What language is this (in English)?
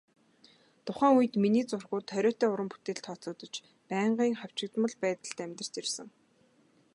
Mongolian